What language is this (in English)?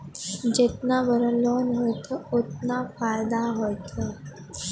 Maithili